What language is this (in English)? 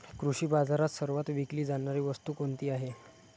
Marathi